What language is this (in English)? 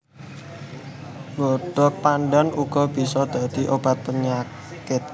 Javanese